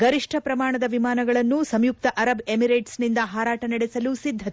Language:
Kannada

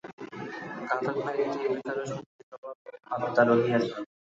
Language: Bangla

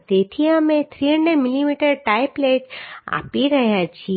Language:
Gujarati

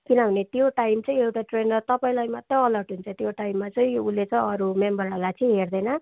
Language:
Nepali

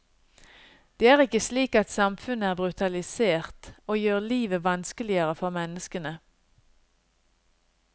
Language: Norwegian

